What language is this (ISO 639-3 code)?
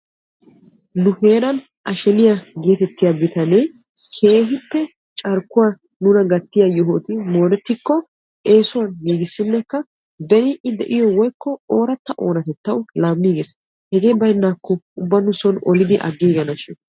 wal